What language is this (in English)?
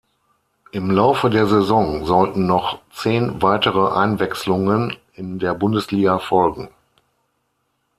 German